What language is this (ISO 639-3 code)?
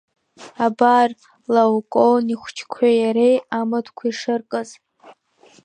abk